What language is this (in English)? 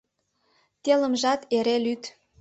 Mari